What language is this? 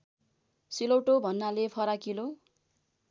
Nepali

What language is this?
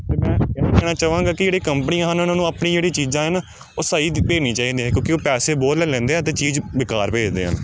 Punjabi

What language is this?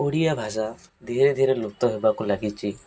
Odia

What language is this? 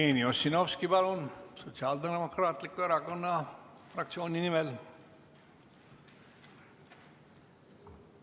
Estonian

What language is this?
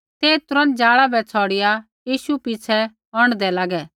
Kullu Pahari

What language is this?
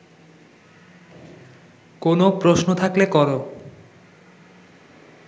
Bangla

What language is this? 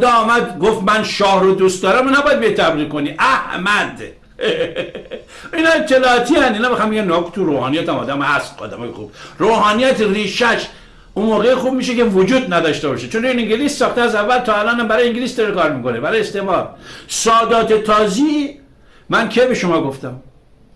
Persian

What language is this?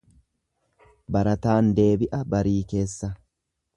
Oromo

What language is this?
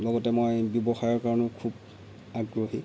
Assamese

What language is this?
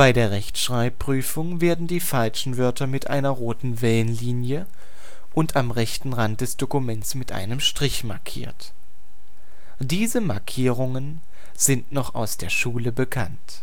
German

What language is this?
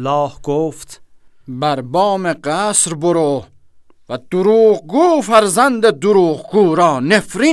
Persian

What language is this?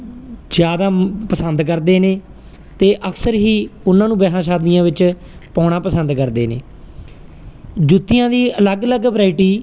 Punjabi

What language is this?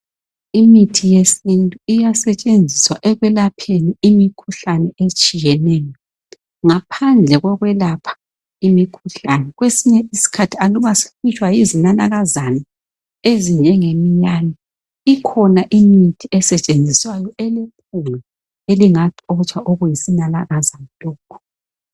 North Ndebele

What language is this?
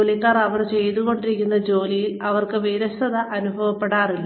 Malayalam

